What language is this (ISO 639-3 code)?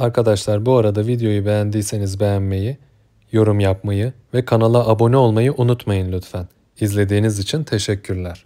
tur